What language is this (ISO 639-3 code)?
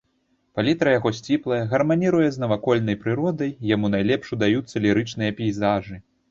bel